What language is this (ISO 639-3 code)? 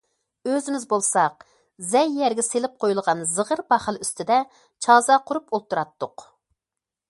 uig